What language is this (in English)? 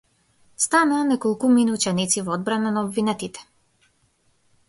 Macedonian